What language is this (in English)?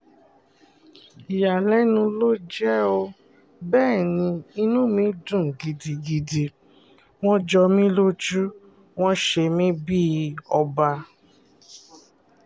Yoruba